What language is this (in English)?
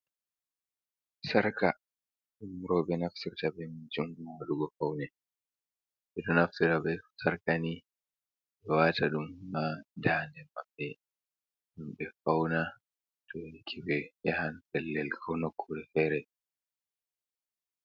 Fula